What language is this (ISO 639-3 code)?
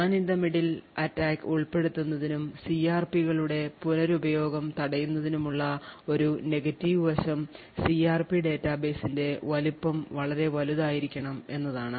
mal